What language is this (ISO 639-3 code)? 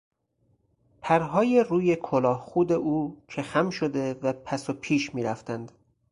fas